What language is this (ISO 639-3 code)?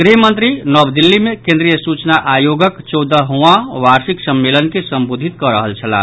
mai